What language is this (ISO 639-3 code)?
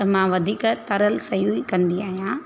snd